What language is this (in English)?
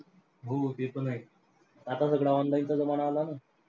Marathi